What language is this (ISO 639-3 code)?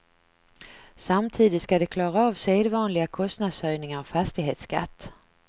swe